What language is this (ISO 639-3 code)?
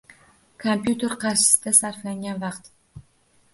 uzb